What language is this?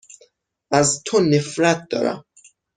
Persian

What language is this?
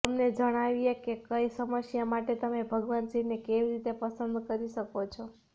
Gujarati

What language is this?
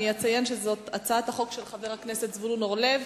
Hebrew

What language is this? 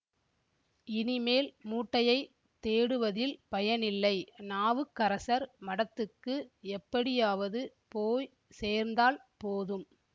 Tamil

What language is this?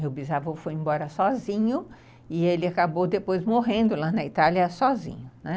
Portuguese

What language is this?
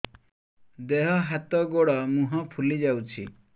Odia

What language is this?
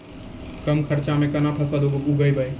Maithili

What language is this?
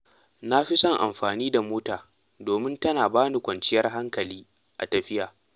Hausa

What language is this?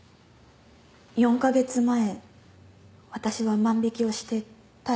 Japanese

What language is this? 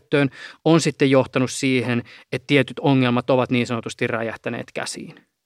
Finnish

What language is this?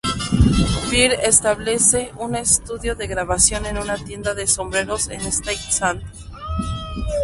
Spanish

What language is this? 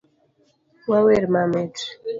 Luo (Kenya and Tanzania)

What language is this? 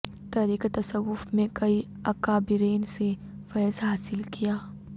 Urdu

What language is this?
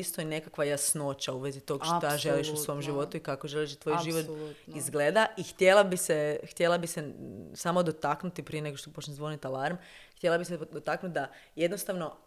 Croatian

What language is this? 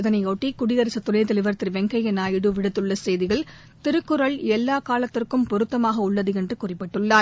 Tamil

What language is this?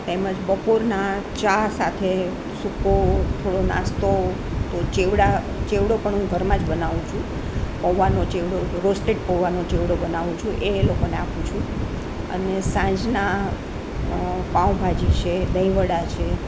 Gujarati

